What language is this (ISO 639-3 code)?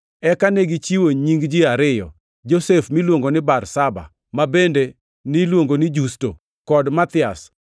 luo